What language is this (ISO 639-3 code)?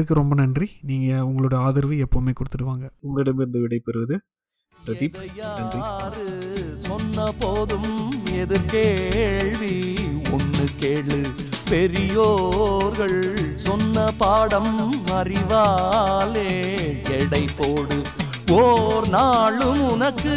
tam